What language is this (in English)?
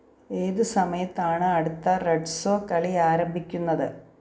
Malayalam